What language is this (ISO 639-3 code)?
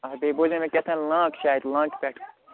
kas